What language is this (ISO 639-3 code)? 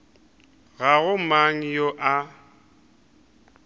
nso